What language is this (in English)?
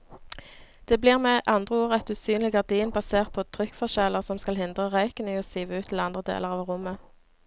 Norwegian